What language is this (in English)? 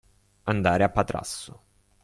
Italian